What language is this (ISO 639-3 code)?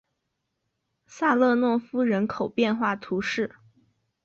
zho